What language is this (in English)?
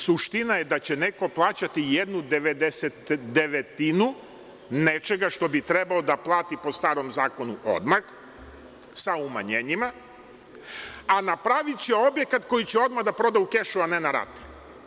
Serbian